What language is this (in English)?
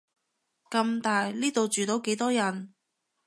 Cantonese